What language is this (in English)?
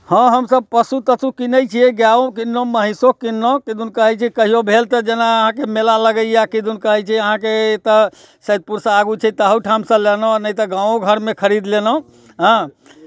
Maithili